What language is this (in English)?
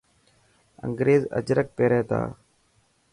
Dhatki